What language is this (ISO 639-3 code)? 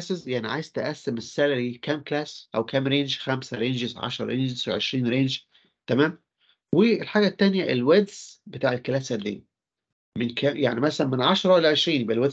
ara